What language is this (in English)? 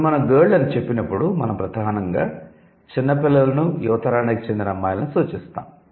Telugu